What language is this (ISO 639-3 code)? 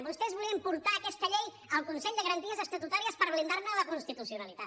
cat